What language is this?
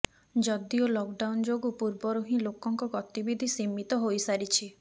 Odia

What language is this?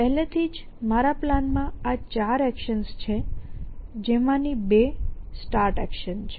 Gujarati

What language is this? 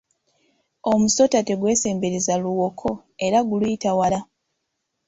Ganda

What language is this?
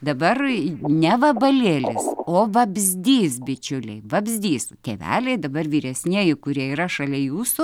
Lithuanian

